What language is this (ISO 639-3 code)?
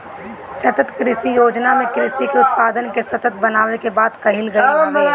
bho